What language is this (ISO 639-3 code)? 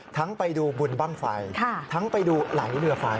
tha